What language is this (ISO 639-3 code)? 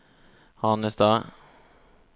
nor